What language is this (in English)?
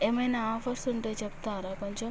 Telugu